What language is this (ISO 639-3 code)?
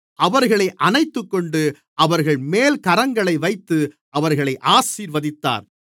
tam